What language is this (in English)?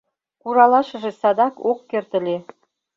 Mari